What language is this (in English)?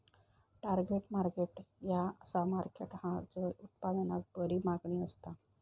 Marathi